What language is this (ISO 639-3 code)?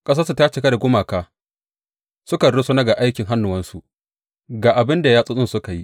hau